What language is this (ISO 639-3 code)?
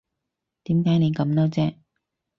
yue